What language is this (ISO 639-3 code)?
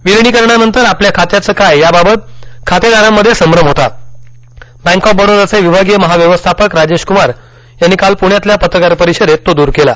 mar